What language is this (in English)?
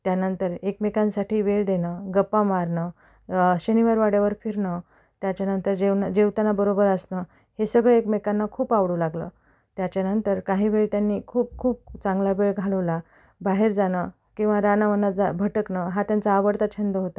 Marathi